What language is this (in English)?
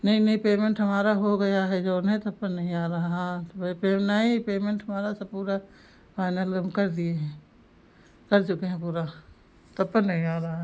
Hindi